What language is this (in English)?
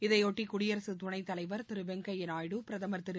Tamil